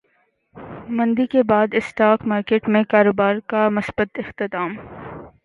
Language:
Urdu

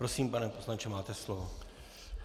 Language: Czech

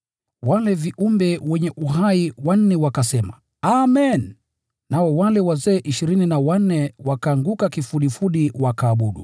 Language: Swahili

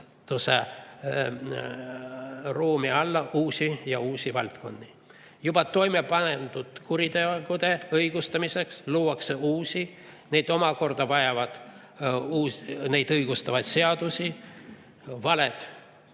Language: Estonian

